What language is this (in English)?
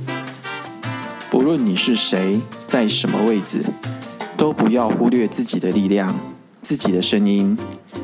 Chinese